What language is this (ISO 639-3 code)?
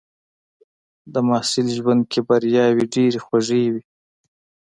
pus